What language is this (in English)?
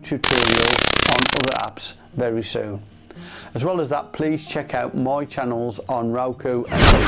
English